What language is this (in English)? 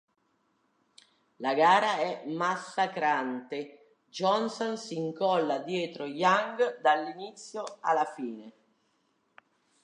Italian